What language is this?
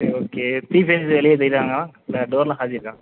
Tamil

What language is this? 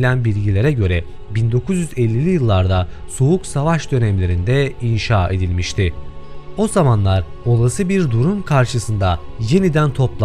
Turkish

